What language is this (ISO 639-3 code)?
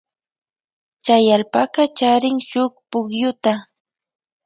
qvj